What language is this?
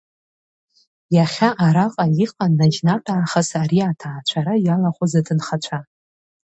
Abkhazian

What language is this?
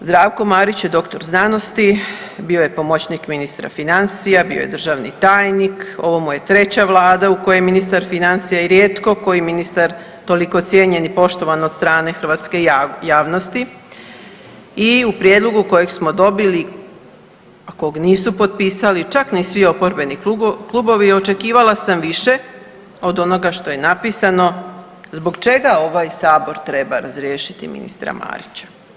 Croatian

